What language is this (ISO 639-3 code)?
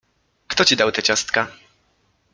pol